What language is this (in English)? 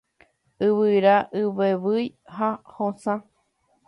Guarani